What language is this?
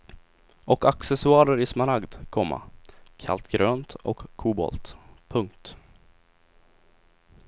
Swedish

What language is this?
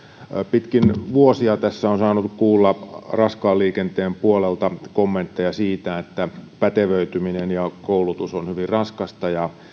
Finnish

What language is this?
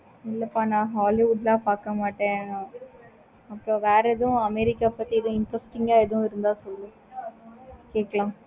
Tamil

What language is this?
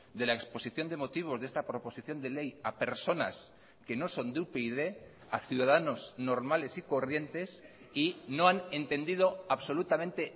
Spanish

